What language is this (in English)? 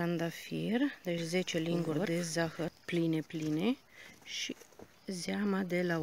Romanian